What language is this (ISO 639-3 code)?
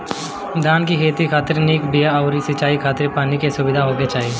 bho